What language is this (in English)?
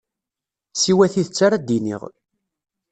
Kabyle